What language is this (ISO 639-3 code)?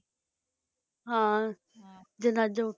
pan